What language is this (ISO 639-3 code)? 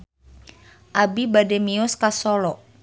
sun